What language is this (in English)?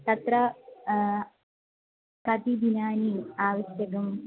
Sanskrit